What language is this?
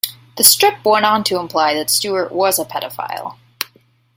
English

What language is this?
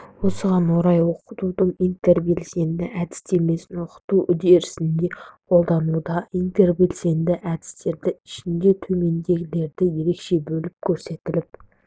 Kazakh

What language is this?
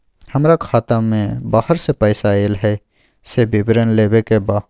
Maithili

